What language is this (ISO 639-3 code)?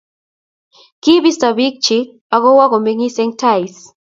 kln